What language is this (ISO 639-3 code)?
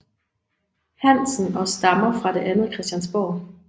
dan